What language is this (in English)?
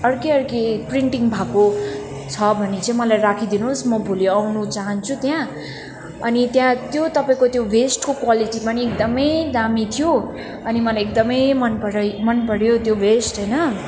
Nepali